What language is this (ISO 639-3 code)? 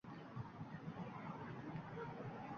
uzb